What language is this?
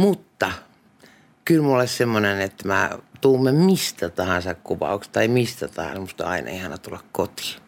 Finnish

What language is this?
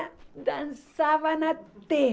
Portuguese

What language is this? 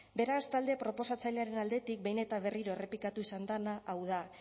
Basque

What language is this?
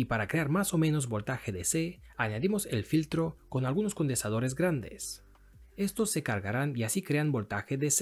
Spanish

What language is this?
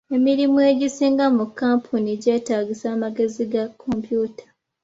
Ganda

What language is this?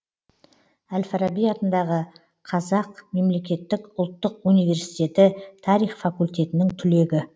Kazakh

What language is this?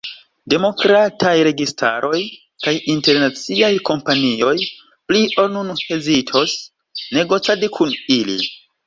Esperanto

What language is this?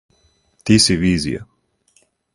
Serbian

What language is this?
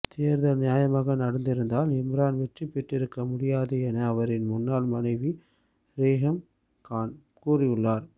Tamil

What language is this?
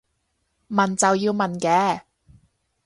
Cantonese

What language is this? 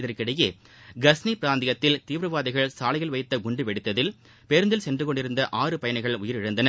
Tamil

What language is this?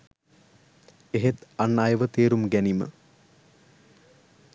Sinhala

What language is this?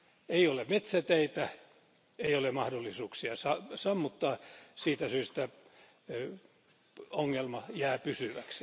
Finnish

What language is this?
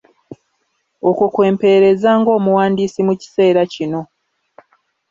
Ganda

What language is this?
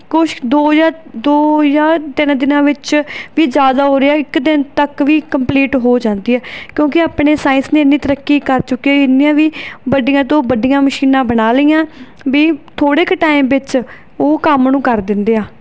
Punjabi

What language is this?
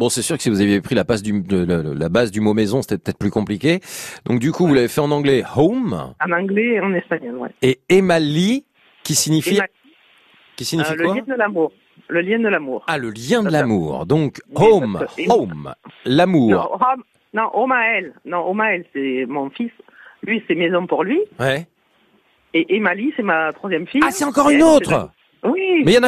French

